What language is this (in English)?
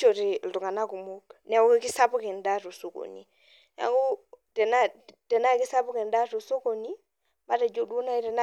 Masai